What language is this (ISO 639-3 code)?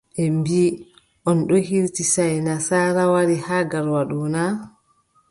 fub